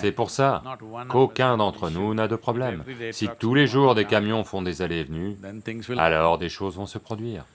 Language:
French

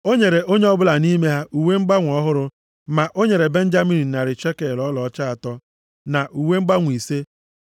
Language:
Igbo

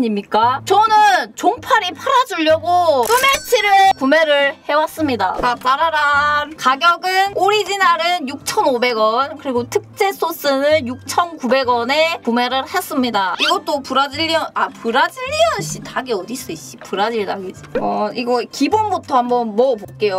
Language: Korean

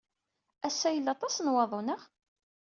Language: Kabyle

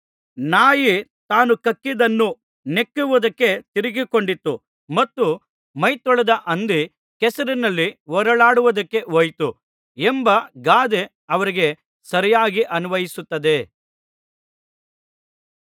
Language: Kannada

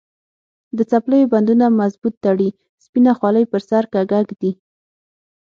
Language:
Pashto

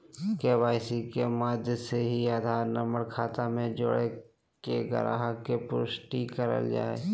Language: Magahi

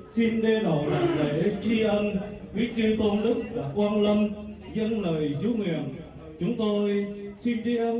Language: Vietnamese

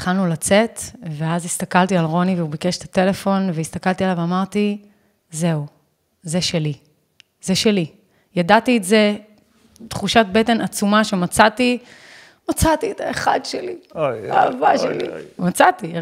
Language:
Hebrew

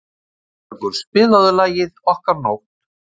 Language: Icelandic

